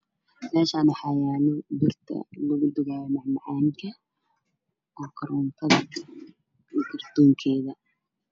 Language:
Somali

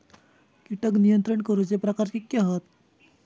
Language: Marathi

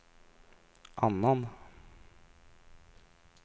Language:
Swedish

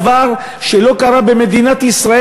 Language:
Hebrew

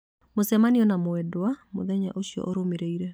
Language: Kikuyu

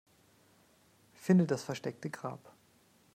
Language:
German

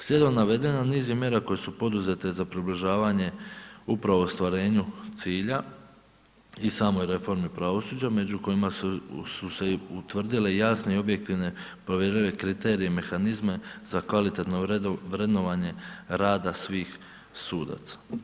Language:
Croatian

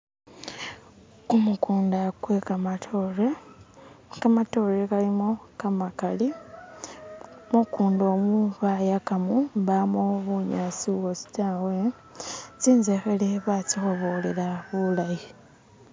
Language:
Masaaba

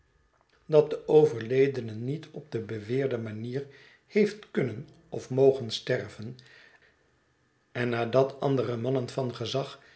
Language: Dutch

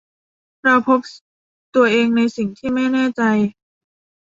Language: Thai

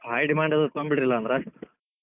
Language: Kannada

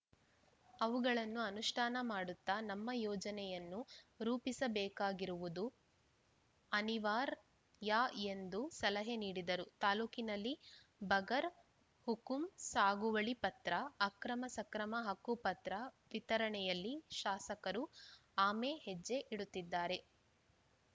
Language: Kannada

